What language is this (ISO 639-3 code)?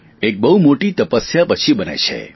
guj